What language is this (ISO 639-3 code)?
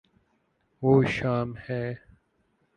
urd